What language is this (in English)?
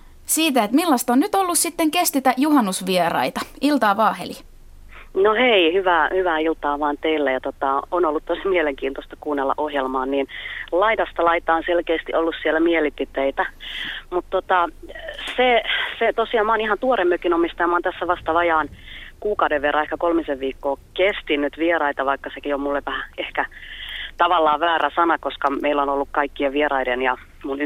Finnish